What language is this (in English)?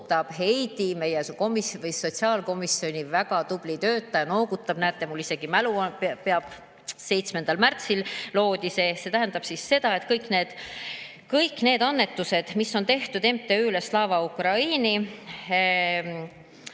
Estonian